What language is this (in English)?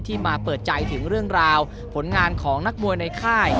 Thai